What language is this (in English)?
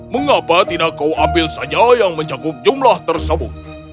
Indonesian